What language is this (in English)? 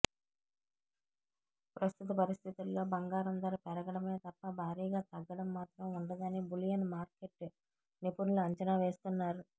Telugu